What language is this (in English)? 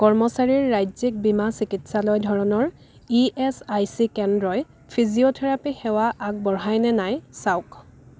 Assamese